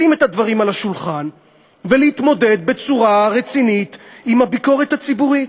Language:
Hebrew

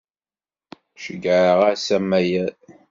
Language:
Kabyle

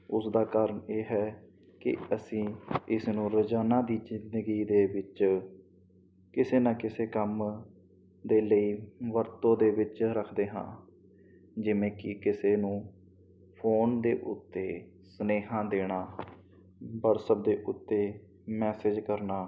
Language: Punjabi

